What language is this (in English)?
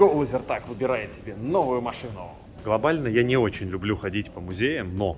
Russian